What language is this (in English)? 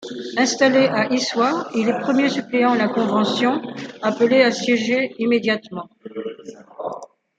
French